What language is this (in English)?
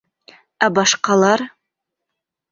Bashkir